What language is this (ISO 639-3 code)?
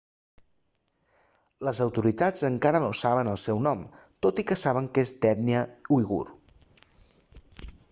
cat